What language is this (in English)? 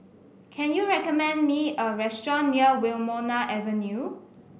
English